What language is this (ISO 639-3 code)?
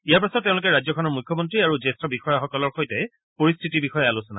asm